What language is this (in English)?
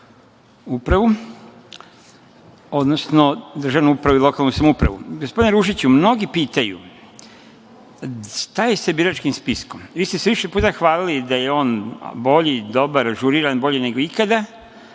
Serbian